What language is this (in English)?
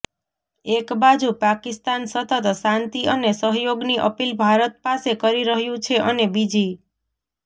Gujarati